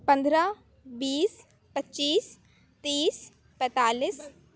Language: Urdu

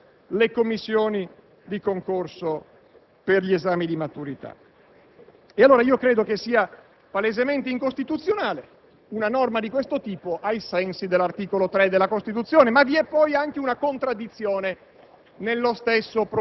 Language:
Italian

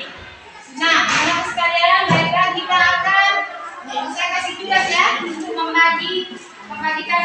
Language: Indonesian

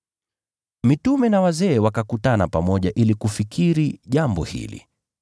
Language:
Swahili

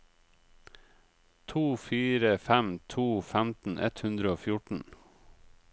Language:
Norwegian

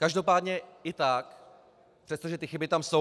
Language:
Czech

